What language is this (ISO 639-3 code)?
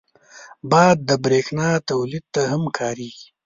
pus